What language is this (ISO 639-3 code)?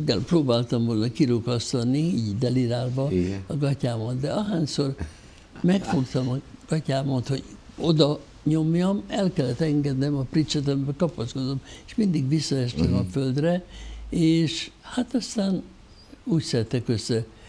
hun